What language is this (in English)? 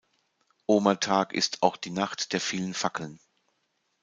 German